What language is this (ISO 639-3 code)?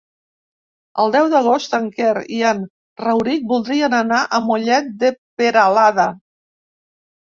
cat